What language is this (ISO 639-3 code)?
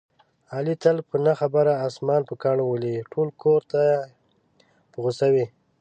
pus